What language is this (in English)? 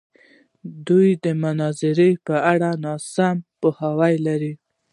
Pashto